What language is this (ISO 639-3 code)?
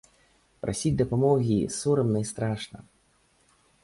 bel